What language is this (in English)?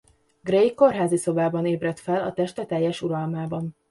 Hungarian